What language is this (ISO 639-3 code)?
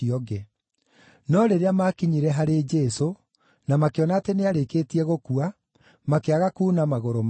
kik